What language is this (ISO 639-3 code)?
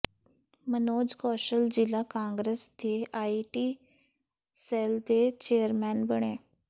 pan